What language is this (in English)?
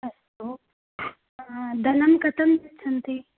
Sanskrit